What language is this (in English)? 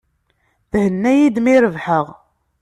Kabyle